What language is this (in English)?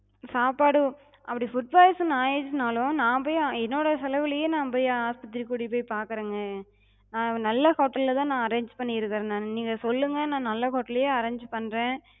Tamil